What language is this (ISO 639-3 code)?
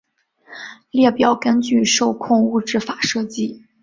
zho